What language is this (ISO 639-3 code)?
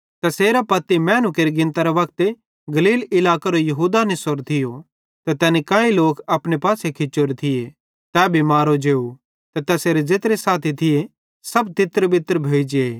bhd